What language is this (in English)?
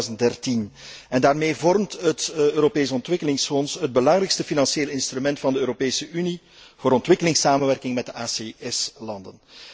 Dutch